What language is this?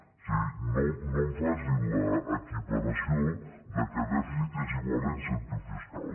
Catalan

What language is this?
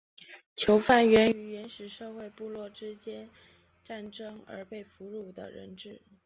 Chinese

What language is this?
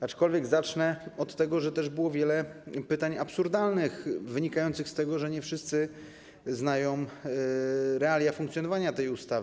Polish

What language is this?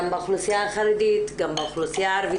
Hebrew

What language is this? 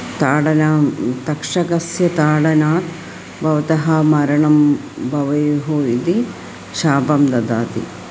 Sanskrit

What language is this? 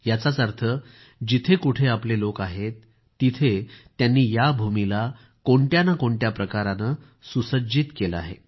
Marathi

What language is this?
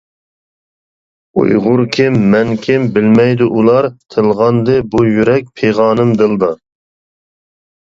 Uyghur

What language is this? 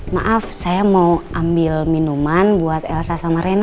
Indonesian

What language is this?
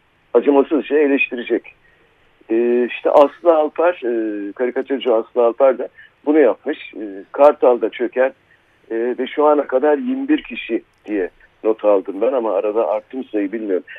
Turkish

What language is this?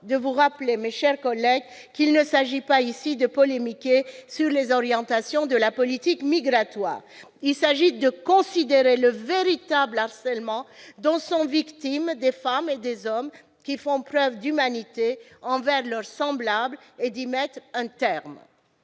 French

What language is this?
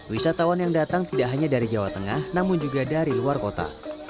Indonesian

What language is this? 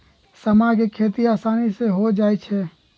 Magahi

